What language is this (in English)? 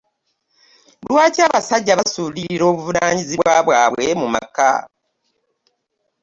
Ganda